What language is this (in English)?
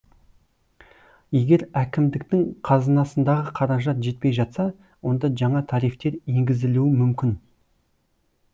Kazakh